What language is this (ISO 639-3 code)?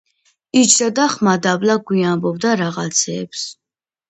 kat